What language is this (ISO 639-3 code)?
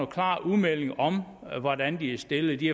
dan